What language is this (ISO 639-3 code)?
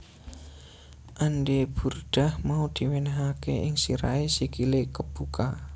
jav